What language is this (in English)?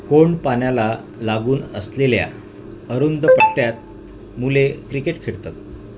Marathi